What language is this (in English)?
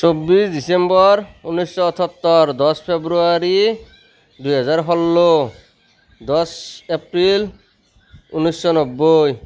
Assamese